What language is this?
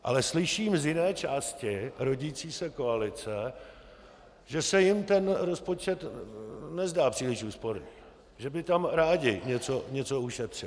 Czech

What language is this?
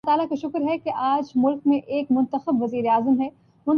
Urdu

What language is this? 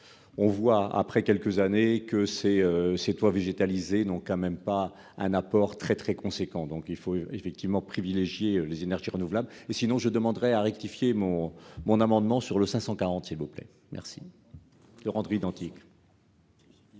French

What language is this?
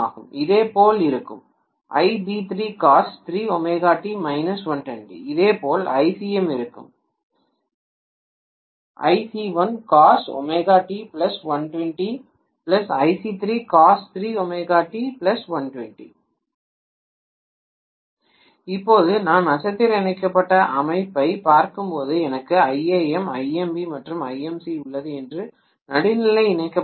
Tamil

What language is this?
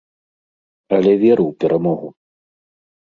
Belarusian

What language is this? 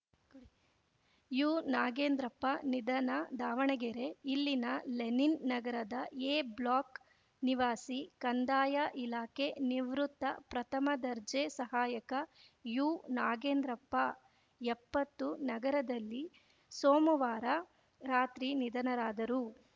Kannada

